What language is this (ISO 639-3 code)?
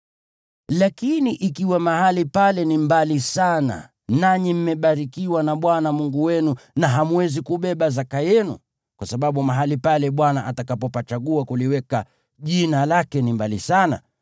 swa